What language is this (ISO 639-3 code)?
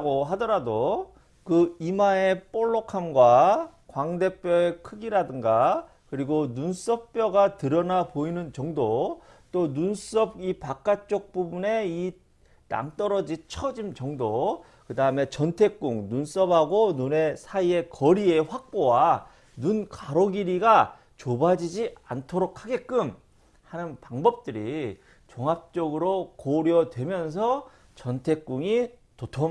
kor